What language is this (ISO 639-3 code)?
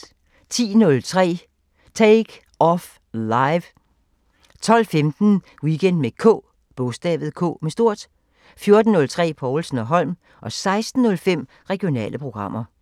dan